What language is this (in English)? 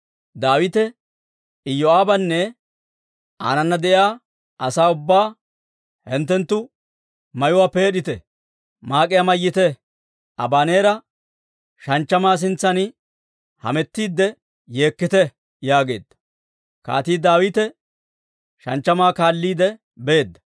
Dawro